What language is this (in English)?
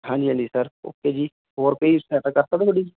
Punjabi